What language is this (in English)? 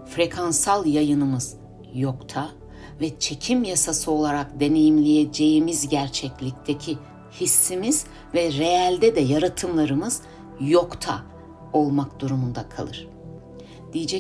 Turkish